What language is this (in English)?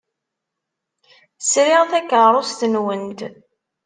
Kabyle